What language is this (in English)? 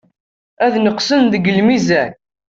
Kabyle